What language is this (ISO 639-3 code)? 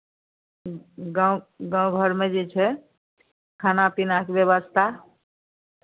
mai